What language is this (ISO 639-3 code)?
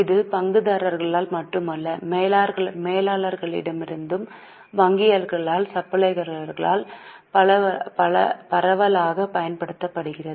tam